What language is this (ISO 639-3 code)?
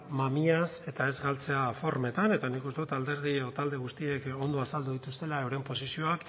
eus